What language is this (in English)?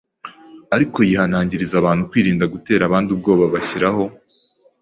Kinyarwanda